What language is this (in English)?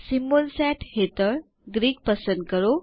Gujarati